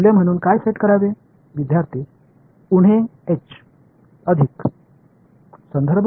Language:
Tamil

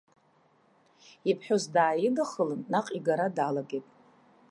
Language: Abkhazian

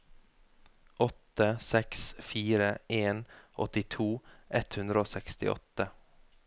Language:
Norwegian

